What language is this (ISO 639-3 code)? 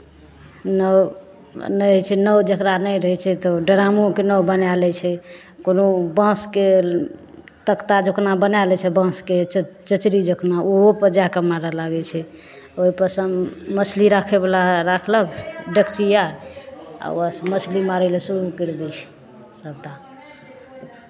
mai